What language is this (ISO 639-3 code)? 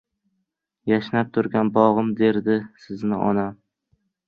uzb